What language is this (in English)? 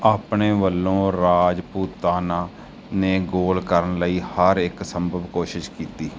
Punjabi